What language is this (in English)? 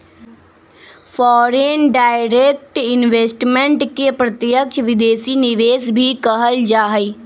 Magahi